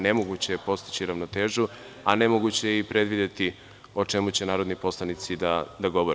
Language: Serbian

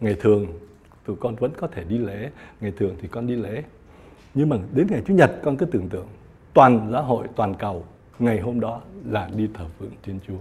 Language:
Vietnamese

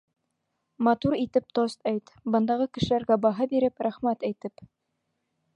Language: Bashkir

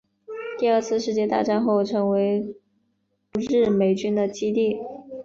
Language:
Chinese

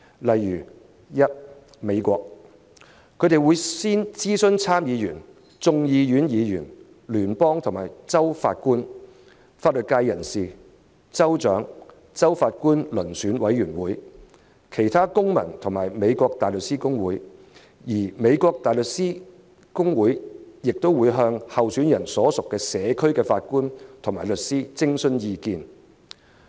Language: Cantonese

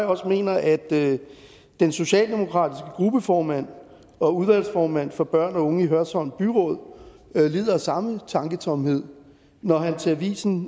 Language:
Danish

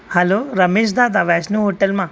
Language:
Sindhi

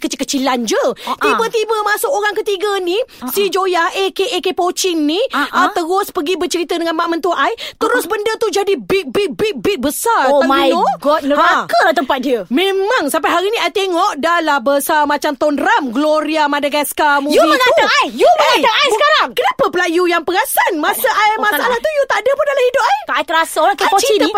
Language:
Malay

